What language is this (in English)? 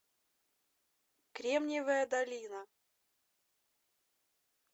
Russian